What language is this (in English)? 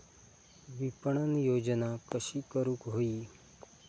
Marathi